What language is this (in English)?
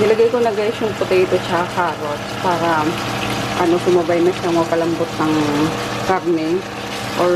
Filipino